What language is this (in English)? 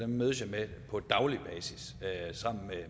Danish